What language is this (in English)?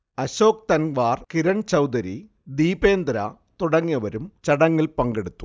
Malayalam